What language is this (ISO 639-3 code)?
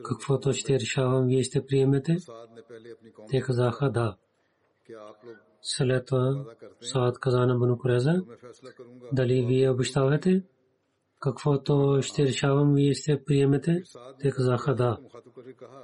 bul